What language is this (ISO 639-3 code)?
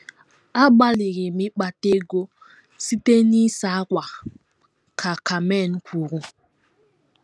ibo